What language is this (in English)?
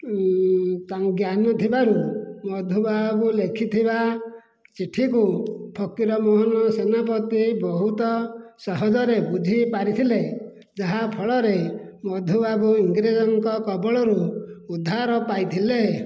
Odia